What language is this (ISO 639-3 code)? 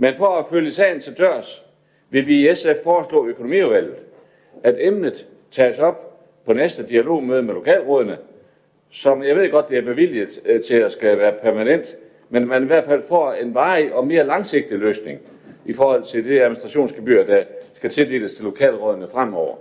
dan